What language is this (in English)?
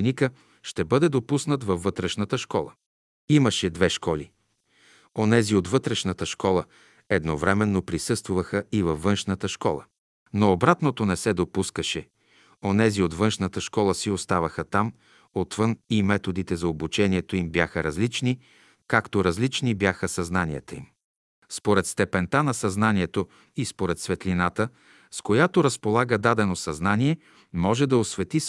Bulgarian